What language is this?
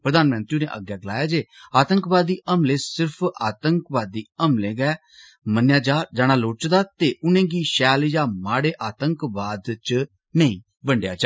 Dogri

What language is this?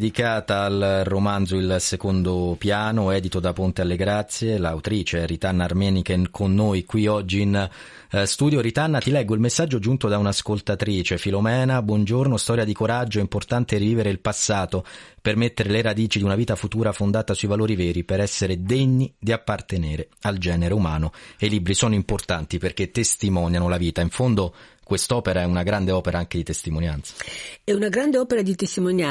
Italian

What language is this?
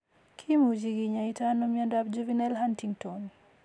Kalenjin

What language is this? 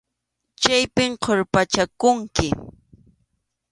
Arequipa-La Unión Quechua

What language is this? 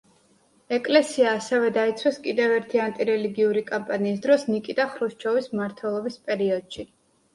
Georgian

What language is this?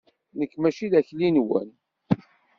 Kabyle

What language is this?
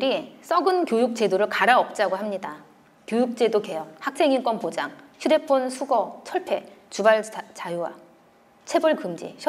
Korean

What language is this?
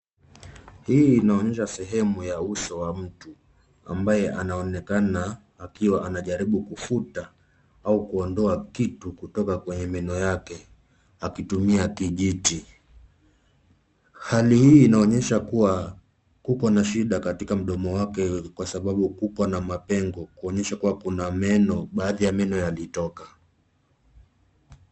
Swahili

